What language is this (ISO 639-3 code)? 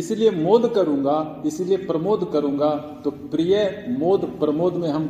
hin